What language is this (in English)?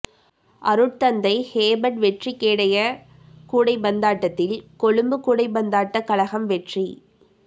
Tamil